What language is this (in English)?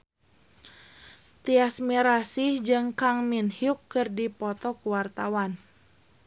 Sundanese